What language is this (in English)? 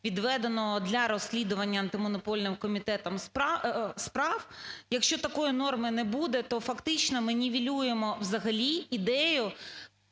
Ukrainian